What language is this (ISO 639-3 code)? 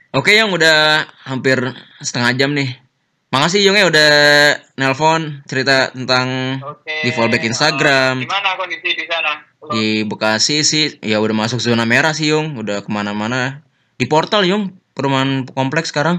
ind